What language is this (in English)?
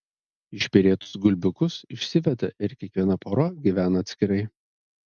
Lithuanian